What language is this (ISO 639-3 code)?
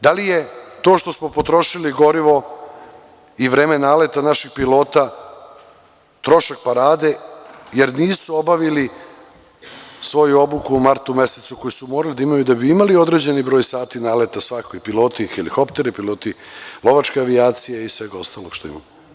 srp